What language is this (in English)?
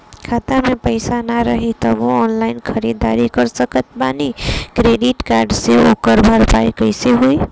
Bhojpuri